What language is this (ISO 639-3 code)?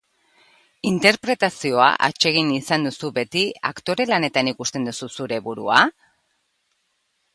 eus